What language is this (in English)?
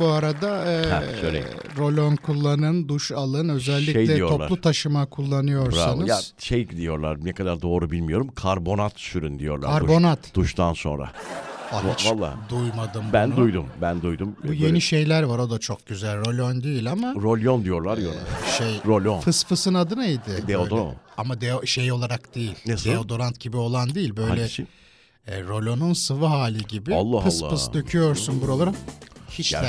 Turkish